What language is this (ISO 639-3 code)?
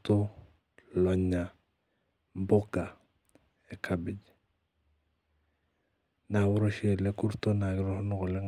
mas